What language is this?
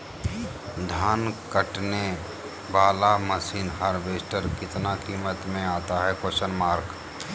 Magahi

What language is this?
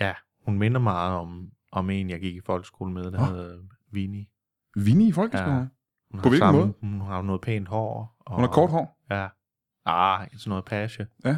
Danish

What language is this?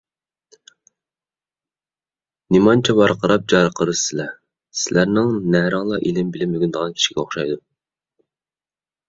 Uyghur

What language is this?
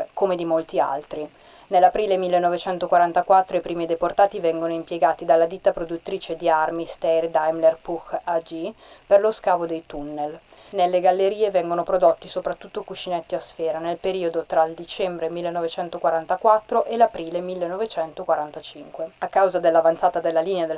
Italian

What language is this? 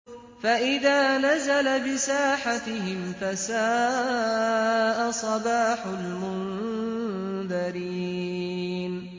Arabic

